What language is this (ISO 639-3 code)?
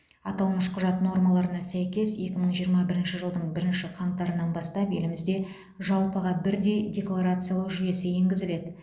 kaz